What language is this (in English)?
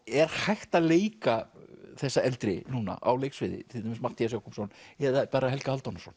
Icelandic